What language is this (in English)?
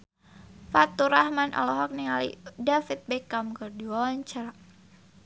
Sundanese